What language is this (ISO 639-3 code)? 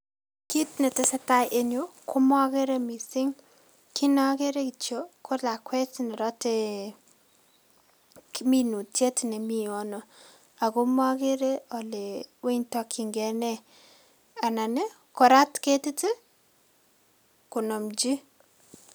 kln